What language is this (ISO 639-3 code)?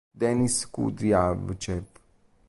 ita